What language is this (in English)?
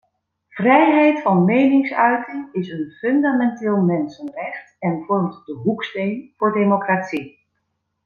Dutch